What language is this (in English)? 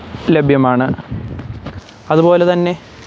Malayalam